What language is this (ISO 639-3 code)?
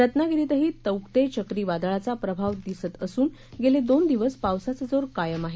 mar